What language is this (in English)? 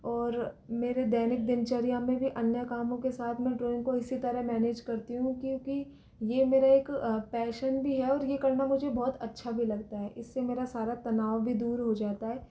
Hindi